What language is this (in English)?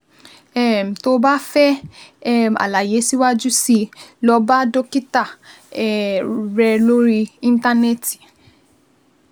Yoruba